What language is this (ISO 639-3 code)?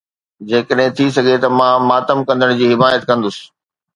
snd